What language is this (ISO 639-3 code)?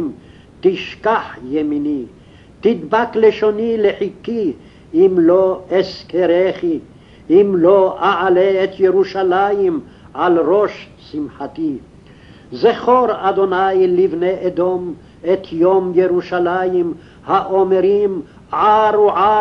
heb